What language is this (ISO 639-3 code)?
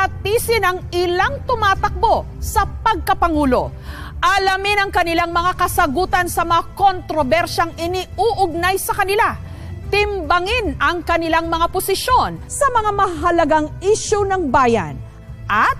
fil